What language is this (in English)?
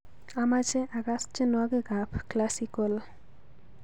Kalenjin